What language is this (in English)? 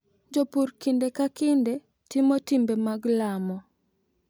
Luo (Kenya and Tanzania)